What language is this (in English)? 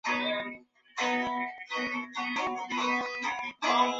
Chinese